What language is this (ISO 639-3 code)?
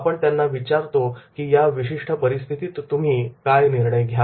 mar